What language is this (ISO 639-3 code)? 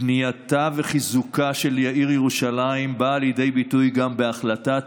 heb